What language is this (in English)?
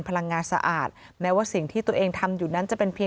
Thai